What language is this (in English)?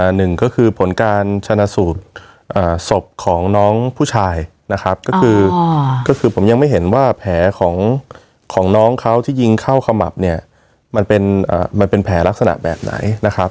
Thai